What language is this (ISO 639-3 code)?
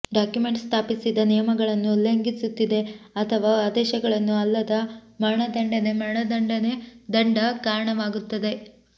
kan